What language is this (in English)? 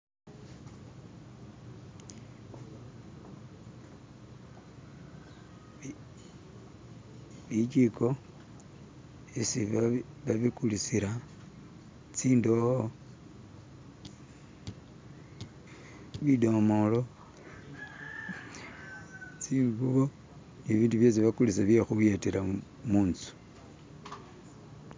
Masaaba